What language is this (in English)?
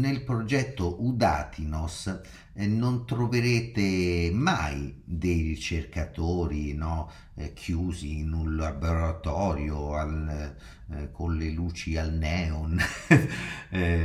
Italian